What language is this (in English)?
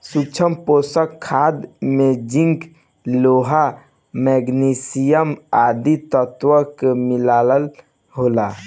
Bhojpuri